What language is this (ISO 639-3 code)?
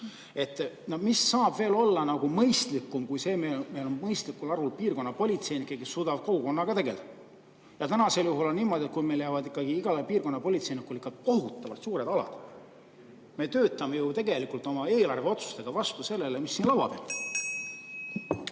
est